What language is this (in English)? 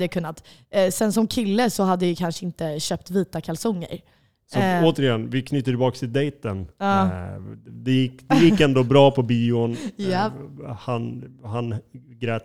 Swedish